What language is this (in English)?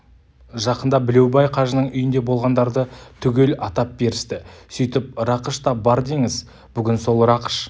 Kazakh